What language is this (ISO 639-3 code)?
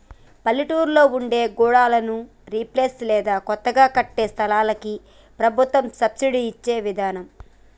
tel